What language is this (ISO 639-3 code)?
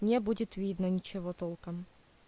rus